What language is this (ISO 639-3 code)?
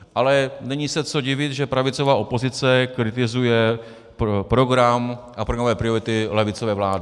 ces